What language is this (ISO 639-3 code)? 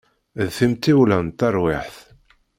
kab